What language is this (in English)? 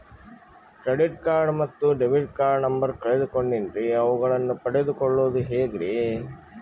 Kannada